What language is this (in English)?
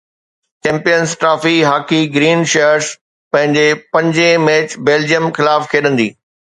Sindhi